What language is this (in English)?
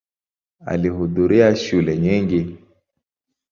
Swahili